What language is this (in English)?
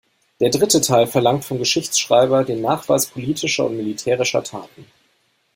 German